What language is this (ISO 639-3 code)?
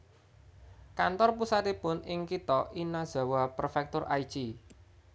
jav